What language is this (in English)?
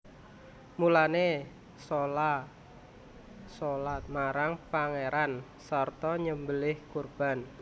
Javanese